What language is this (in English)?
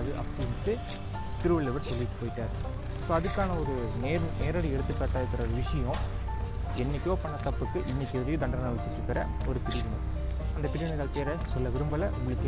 Tamil